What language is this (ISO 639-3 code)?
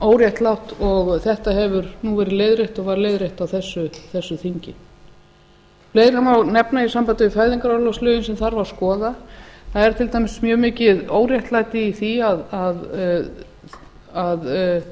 isl